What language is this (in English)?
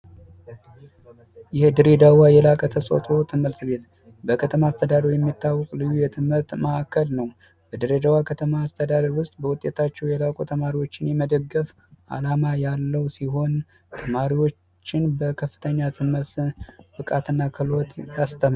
Amharic